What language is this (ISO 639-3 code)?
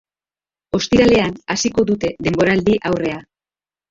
eus